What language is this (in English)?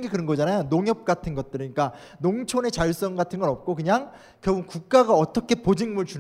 Korean